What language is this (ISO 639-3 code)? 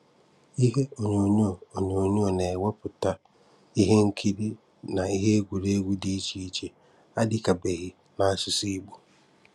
ibo